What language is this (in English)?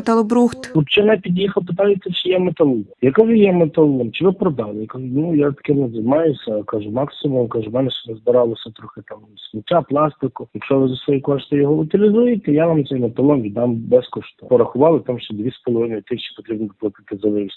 Ukrainian